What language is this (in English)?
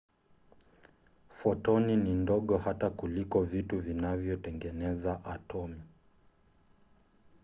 Swahili